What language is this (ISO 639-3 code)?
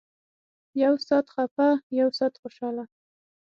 pus